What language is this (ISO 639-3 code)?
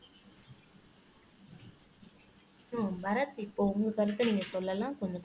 tam